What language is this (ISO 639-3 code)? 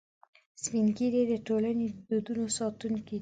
pus